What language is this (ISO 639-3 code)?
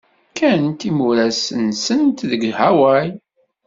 kab